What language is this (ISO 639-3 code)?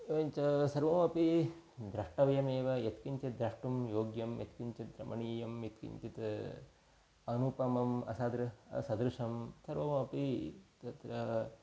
san